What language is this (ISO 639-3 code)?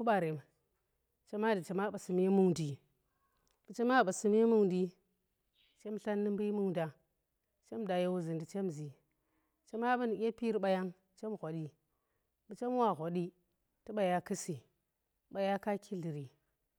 ttr